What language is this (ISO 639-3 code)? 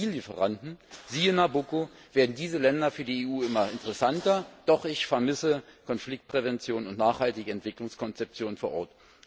deu